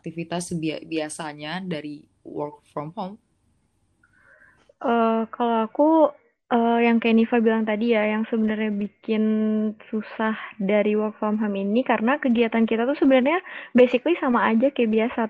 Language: Indonesian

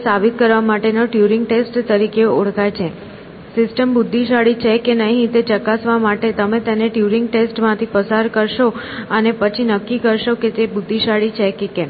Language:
Gujarati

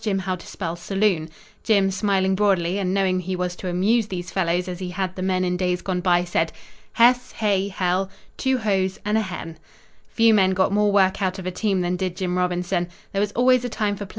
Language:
English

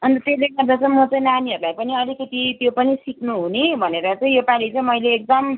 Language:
Nepali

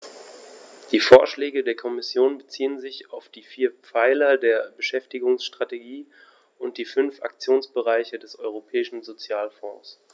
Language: German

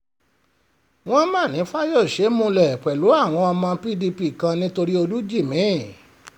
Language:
Yoruba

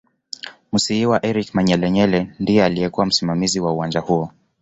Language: Swahili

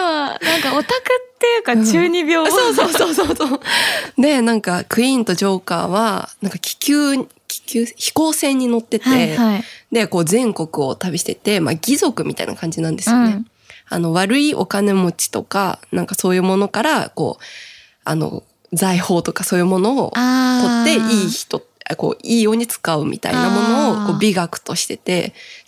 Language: Japanese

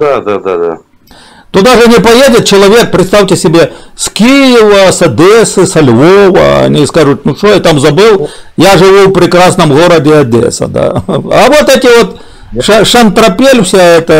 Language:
Russian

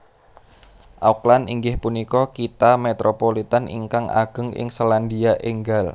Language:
Javanese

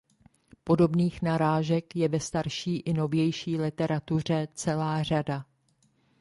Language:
Czech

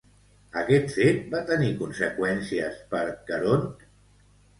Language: Catalan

